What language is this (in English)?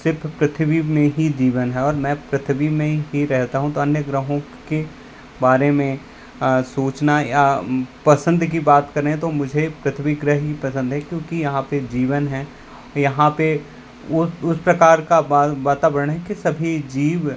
Hindi